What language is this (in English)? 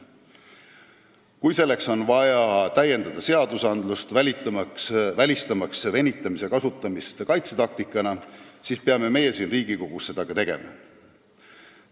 Estonian